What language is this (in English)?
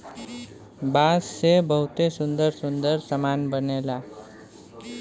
Bhojpuri